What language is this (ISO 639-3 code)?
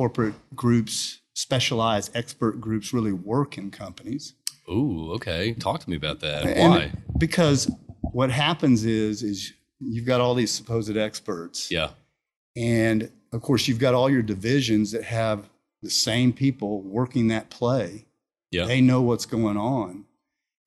eng